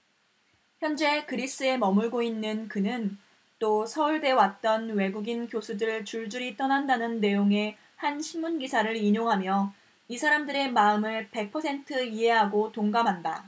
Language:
Korean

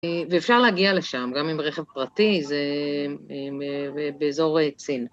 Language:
Hebrew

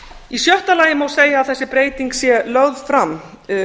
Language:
Icelandic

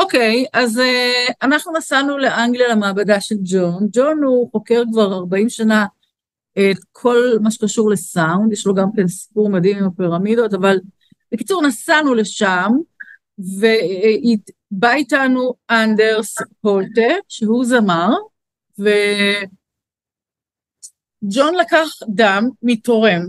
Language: Hebrew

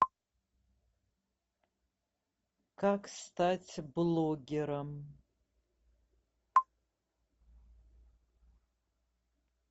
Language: Russian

